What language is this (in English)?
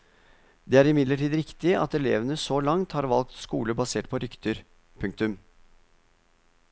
Norwegian